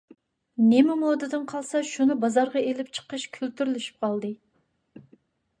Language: Uyghur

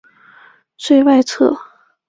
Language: Chinese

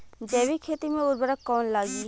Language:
Bhojpuri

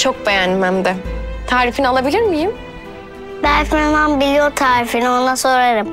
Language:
Turkish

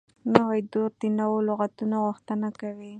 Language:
Pashto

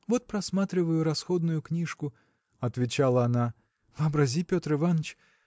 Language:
Russian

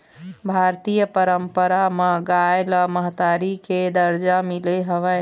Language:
Chhattisgarhi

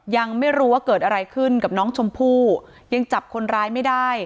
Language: Thai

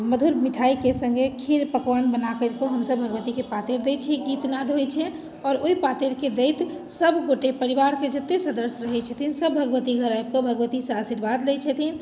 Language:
Maithili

